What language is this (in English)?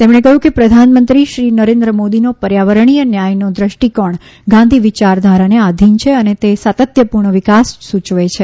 Gujarati